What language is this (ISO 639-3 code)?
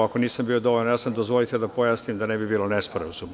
srp